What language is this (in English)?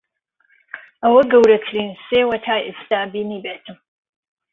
Central Kurdish